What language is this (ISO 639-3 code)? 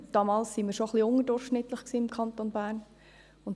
gsw